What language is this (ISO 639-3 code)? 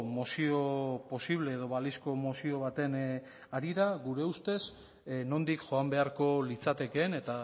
eus